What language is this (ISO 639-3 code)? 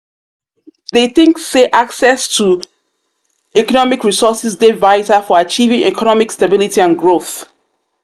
pcm